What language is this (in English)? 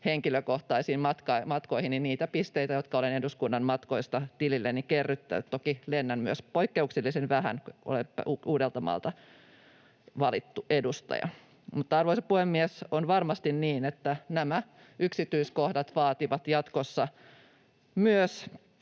Finnish